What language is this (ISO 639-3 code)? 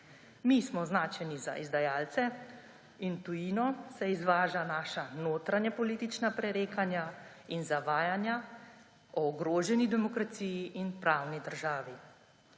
slv